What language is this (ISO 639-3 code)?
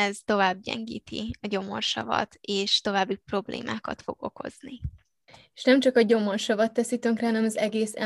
hun